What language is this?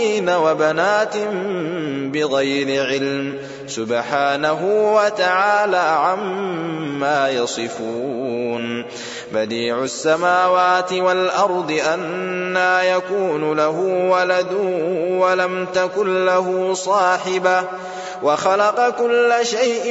Arabic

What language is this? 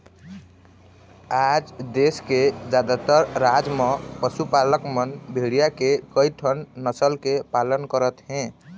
Chhattisgarhi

